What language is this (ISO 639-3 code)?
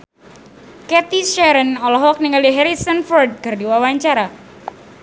sun